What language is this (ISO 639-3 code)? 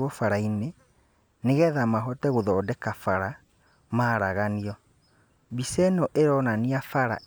kik